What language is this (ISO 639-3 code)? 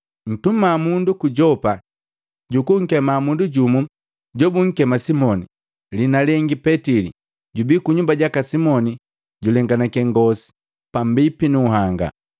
mgv